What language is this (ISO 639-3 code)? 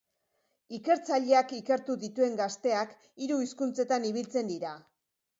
eus